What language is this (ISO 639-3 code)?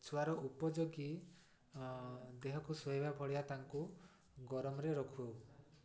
ori